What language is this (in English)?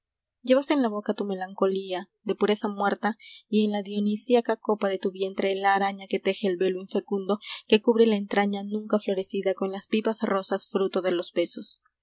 Spanish